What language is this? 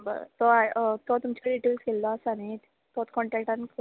Konkani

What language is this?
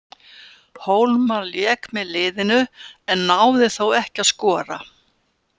Icelandic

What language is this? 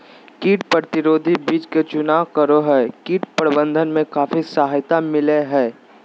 Magahi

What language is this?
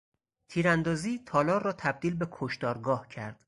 Persian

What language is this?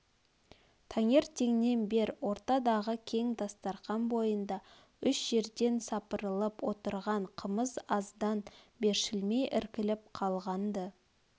Kazakh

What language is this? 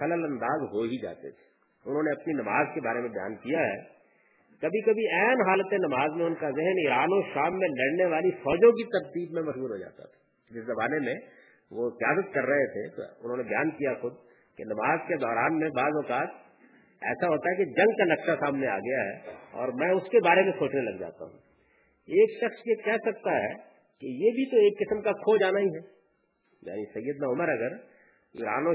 Urdu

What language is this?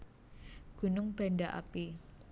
Javanese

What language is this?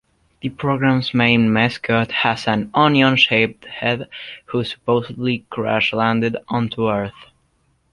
English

